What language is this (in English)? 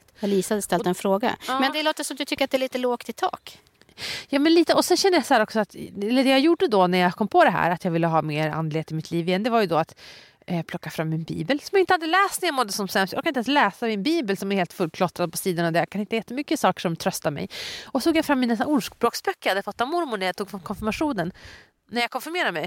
Swedish